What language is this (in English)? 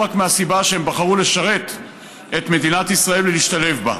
Hebrew